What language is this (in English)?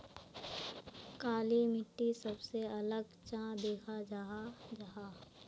Magahi